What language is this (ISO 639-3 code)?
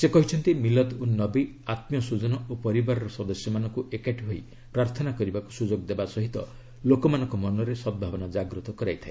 ori